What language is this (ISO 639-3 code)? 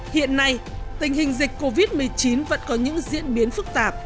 vie